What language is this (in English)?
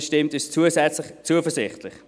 Swiss German